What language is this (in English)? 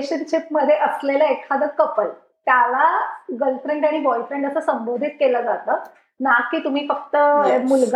Marathi